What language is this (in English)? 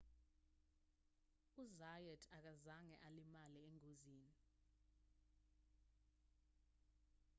Zulu